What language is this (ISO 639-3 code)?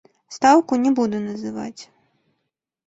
bel